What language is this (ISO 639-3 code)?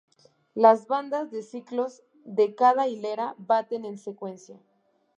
spa